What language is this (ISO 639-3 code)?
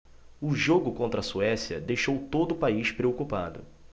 por